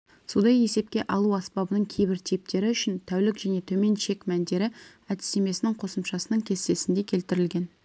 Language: Kazakh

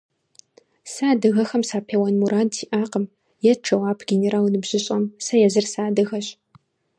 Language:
Kabardian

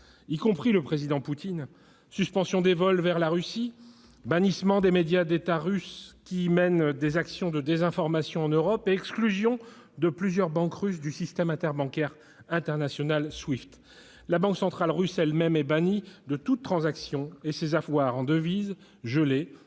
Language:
French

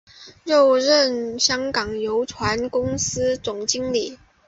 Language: Chinese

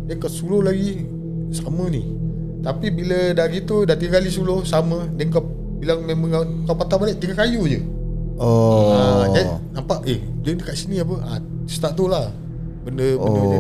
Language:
Malay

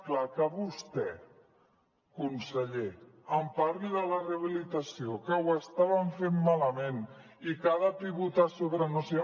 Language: Catalan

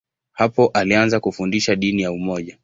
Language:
Swahili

